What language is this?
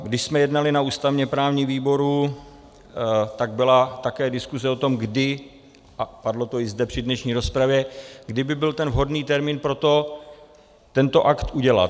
Czech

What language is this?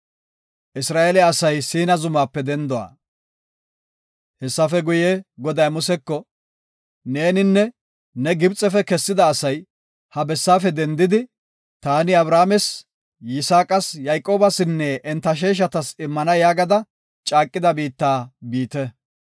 Gofa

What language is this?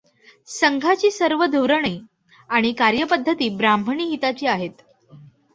Marathi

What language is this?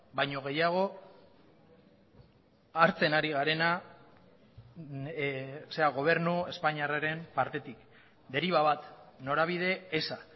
Basque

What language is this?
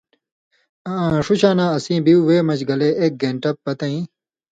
Indus Kohistani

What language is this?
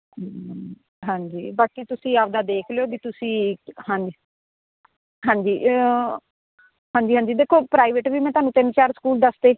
Punjabi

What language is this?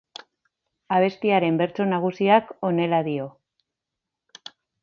Basque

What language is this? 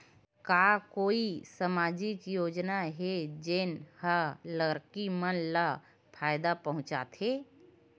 Chhattisgarhi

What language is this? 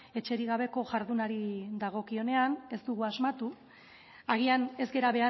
Basque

